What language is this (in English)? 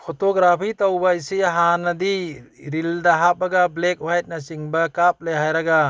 Manipuri